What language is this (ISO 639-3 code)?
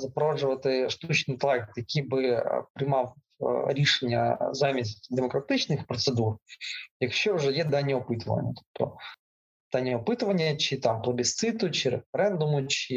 ukr